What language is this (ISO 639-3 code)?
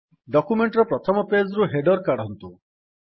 ori